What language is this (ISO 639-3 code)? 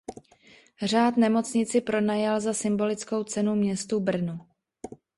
ces